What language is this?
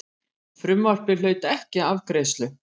Icelandic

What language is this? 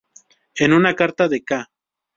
Spanish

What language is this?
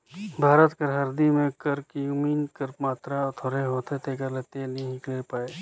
Chhattisgarhi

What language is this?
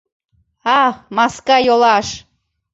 Mari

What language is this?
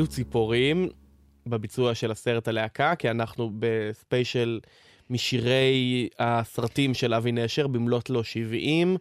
Hebrew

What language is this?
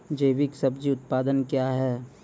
Maithili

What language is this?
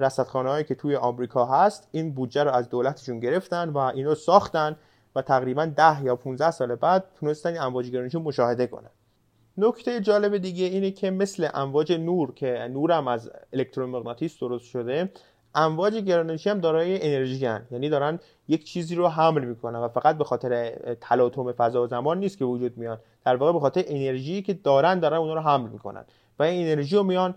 Persian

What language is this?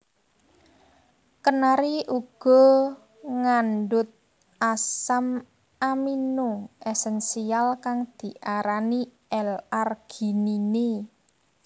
Javanese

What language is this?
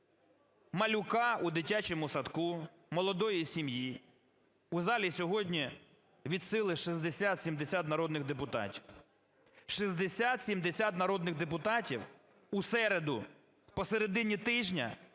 Ukrainian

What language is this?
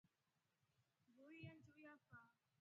Rombo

